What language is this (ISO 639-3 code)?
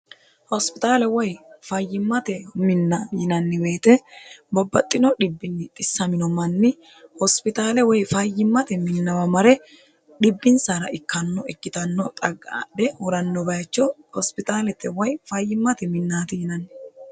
sid